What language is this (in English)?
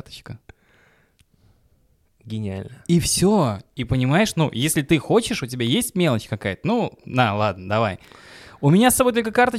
Russian